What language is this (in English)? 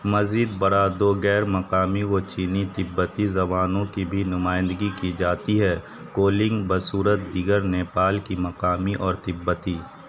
Urdu